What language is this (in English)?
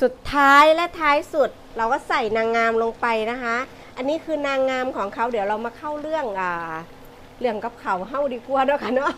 Thai